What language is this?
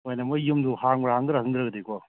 Manipuri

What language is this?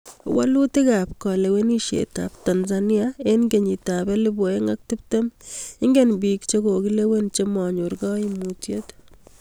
Kalenjin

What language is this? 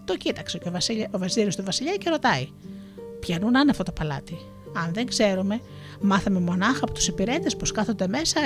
Greek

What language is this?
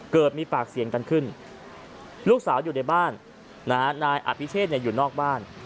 Thai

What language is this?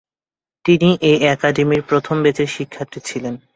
Bangla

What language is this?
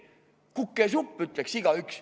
Estonian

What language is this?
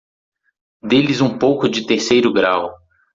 Portuguese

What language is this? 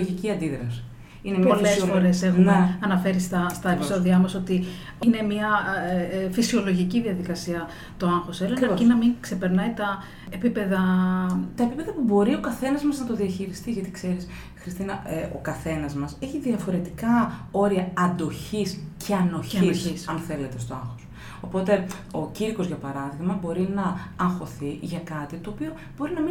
Greek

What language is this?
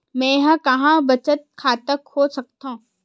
Chhattisgarhi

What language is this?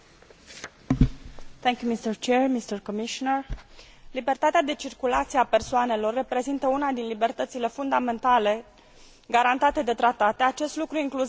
Romanian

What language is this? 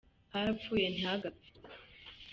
Kinyarwanda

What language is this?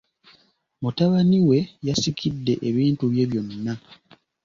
Ganda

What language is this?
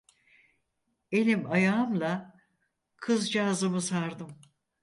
Turkish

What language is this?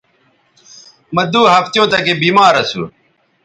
Bateri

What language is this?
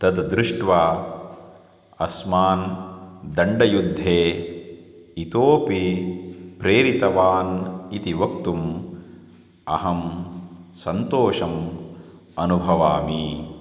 Sanskrit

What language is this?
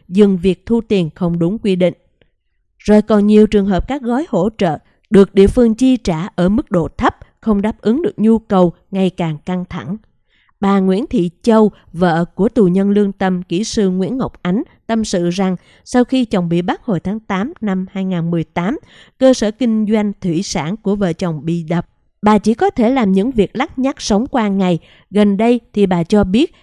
Vietnamese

